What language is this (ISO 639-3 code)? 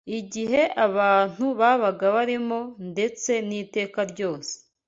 kin